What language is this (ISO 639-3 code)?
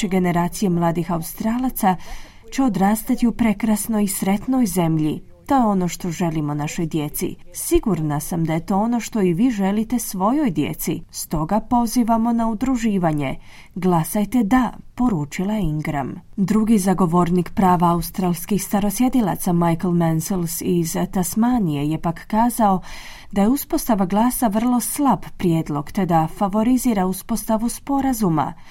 hrv